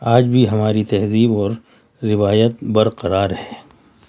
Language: Urdu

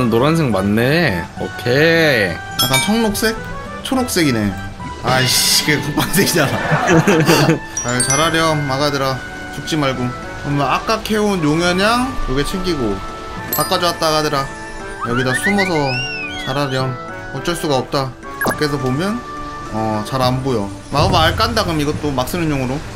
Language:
Korean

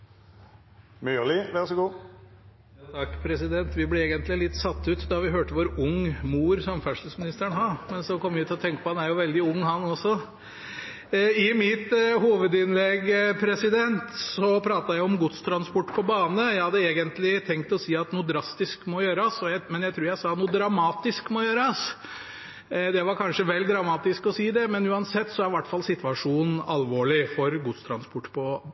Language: Norwegian Nynorsk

